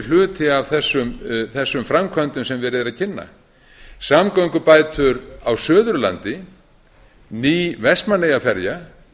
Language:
Icelandic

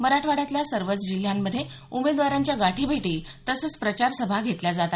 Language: Marathi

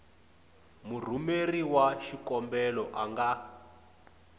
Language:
Tsonga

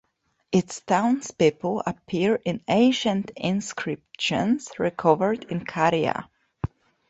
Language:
English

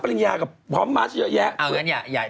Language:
Thai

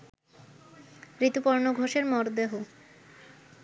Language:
Bangla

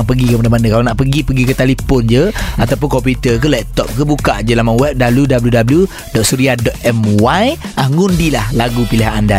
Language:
Malay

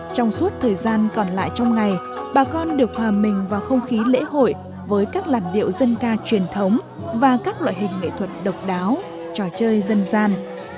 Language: Vietnamese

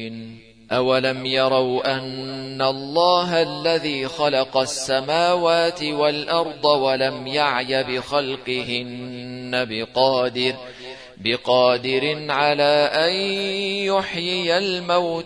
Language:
Arabic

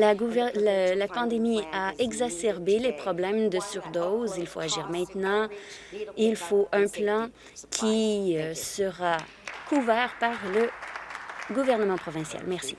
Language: French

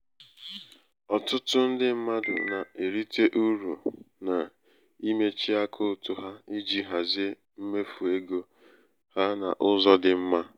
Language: Igbo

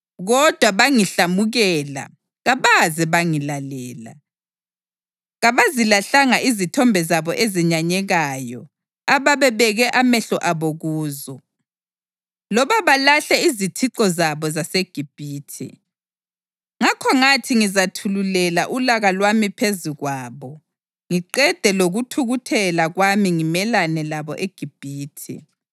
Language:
North Ndebele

